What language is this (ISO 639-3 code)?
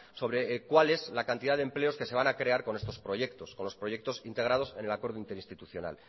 spa